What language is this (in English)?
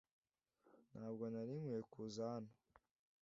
Kinyarwanda